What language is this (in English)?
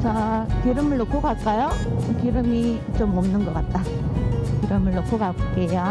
Korean